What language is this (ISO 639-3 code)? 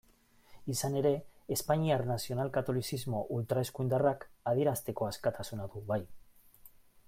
eus